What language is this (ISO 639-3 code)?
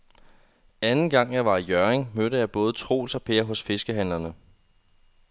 dan